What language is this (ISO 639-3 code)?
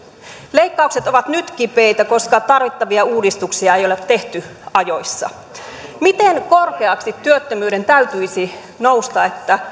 fin